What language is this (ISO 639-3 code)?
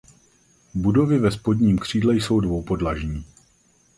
ces